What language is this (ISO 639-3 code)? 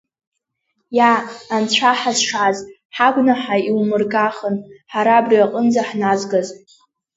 abk